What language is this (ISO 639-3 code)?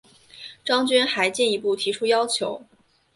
zho